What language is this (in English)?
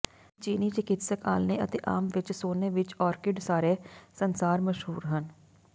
Punjabi